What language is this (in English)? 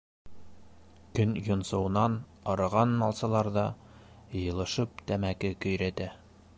Bashkir